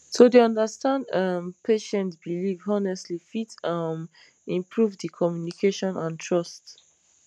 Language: Nigerian Pidgin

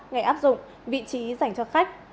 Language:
Vietnamese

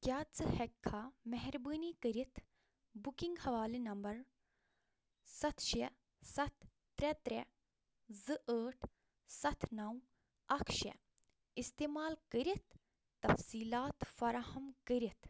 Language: Kashmiri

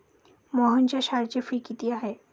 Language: Marathi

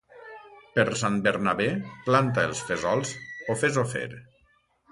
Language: Catalan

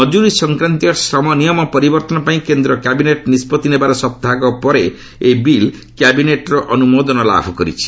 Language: Odia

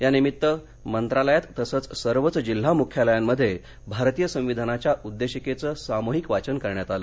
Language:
Marathi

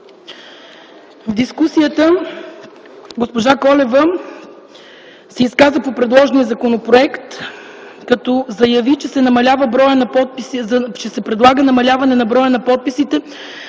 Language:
Bulgarian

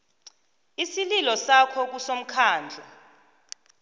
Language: South Ndebele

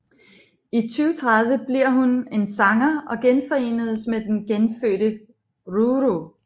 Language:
Danish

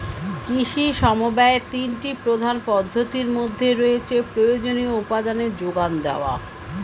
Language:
Bangla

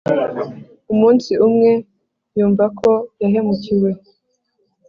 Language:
Kinyarwanda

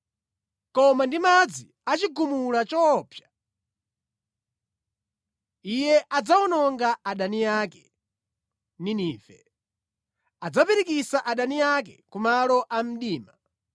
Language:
Nyanja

